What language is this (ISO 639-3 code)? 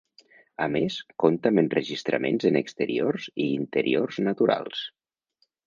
cat